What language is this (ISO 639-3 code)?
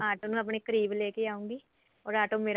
pan